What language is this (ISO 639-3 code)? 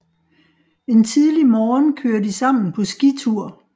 dan